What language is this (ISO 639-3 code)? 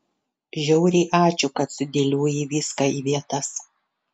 lit